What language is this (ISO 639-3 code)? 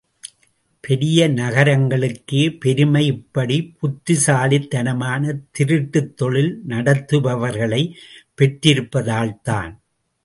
tam